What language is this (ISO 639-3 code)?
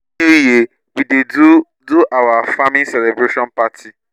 pcm